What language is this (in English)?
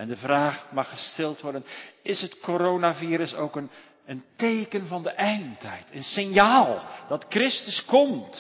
Dutch